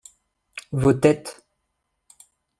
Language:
French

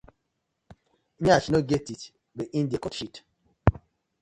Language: Nigerian Pidgin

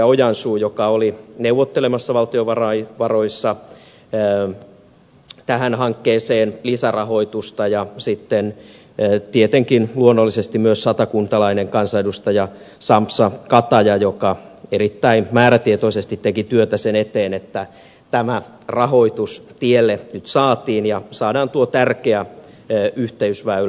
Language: Finnish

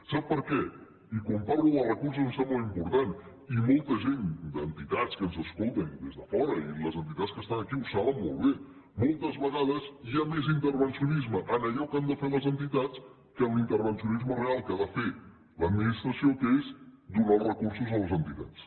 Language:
Catalan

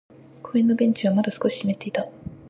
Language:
Japanese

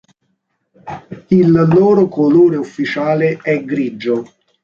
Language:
Italian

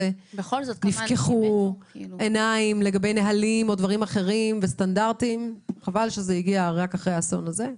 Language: Hebrew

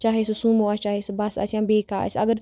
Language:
Kashmiri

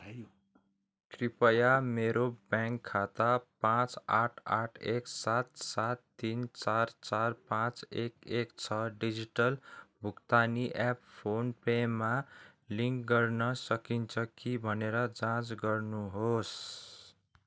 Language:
Nepali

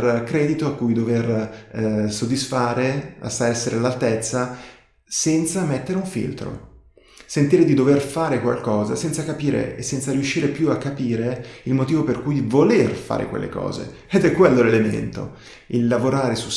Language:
Italian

